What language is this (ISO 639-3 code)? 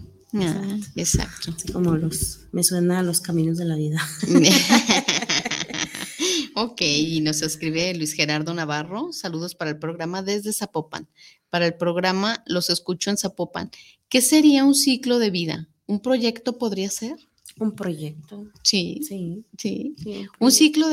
spa